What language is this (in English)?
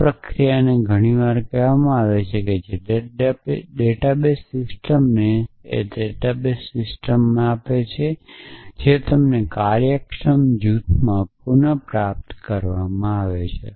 Gujarati